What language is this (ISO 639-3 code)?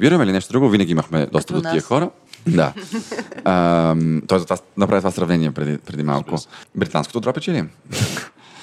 bul